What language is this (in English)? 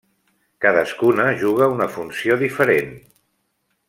Catalan